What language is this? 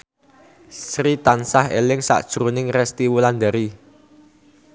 Javanese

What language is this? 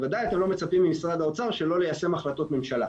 Hebrew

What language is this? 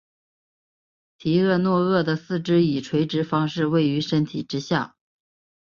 Chinese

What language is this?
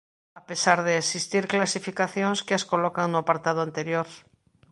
Galician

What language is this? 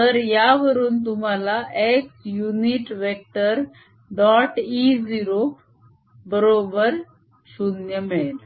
Marathi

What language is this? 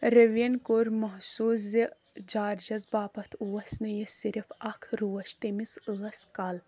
Kashmiri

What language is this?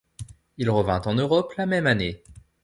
French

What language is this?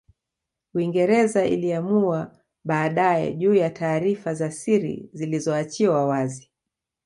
Swahili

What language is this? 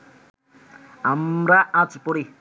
Bangla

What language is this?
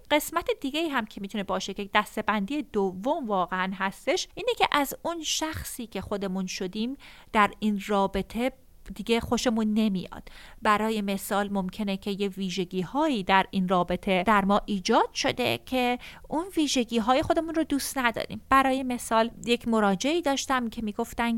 Persian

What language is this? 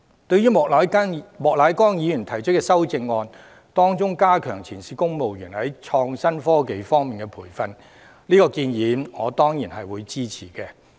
Cantonese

